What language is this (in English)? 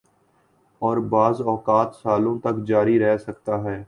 Urdu